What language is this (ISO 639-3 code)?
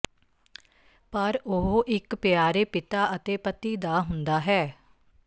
pan